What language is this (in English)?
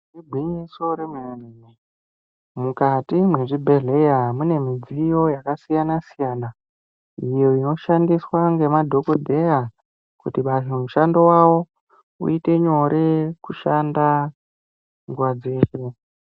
Ndau